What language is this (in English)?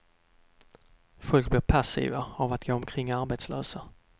Swedish